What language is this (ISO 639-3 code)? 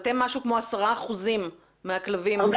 heb